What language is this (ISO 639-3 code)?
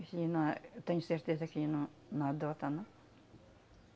por